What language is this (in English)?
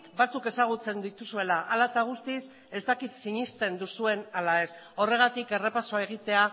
Basque